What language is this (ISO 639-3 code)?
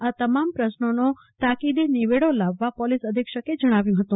guj